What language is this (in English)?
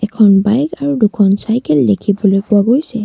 Assamese